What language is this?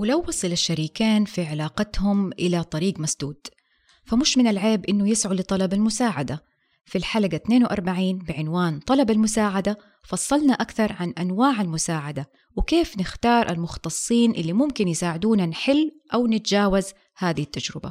Arabic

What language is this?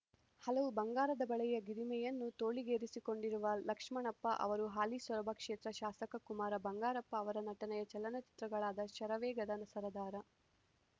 Kannada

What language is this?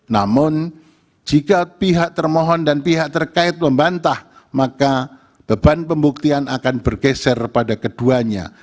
Indonesian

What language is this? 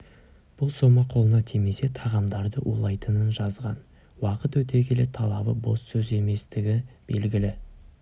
Kazakh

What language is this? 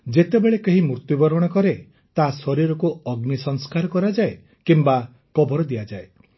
Odia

